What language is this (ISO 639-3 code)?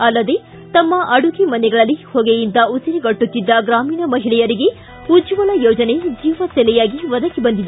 kan